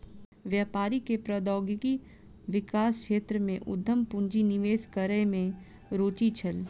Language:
Maithili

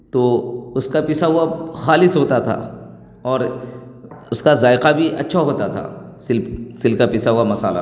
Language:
Urdu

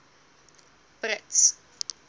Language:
Afrikaans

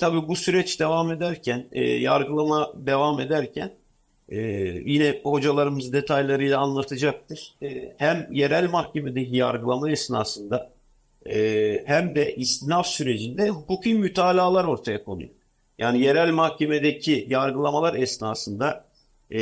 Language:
Turkish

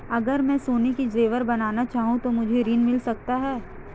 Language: Hindi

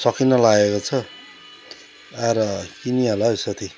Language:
Nepali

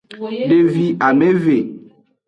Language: Aja (Benin)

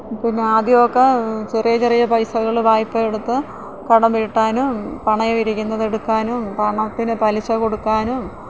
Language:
Malayalam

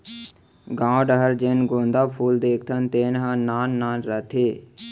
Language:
Chhattisgarhi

